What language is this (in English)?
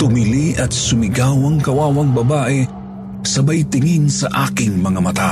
Filipino